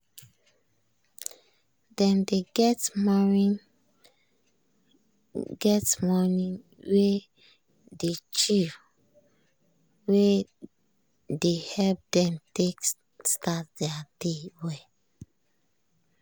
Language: Nigerian Pidgin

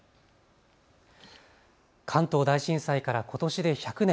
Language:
Japanese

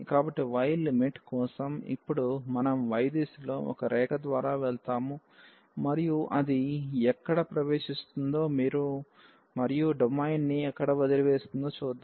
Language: Telugu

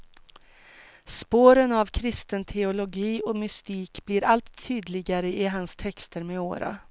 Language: Swedish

